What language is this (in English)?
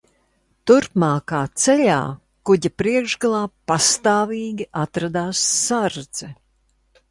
Latvian